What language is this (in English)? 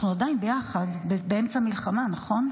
Hebrew